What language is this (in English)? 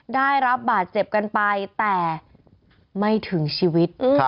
Thai